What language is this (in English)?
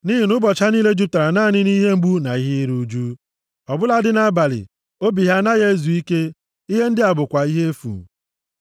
Igbo